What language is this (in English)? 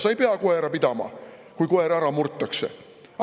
Estonian